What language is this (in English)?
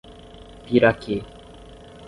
Portuguese